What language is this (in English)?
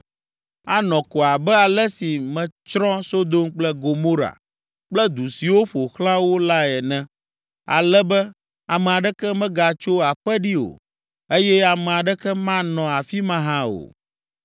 Ewe